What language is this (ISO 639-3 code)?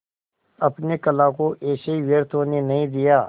hin